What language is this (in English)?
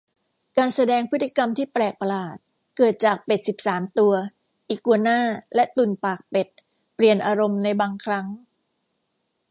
Thai